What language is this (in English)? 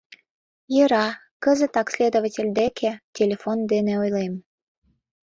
Mari